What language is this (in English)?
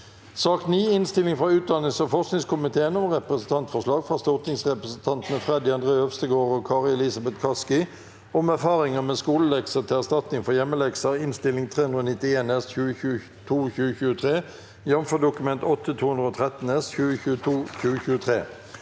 Norwegian